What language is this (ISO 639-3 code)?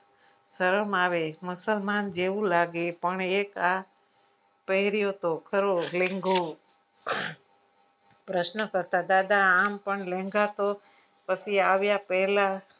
guj